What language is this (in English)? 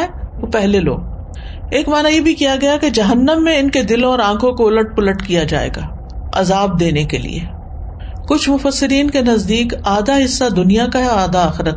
Urdu